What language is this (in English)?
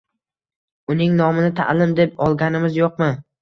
Uzbek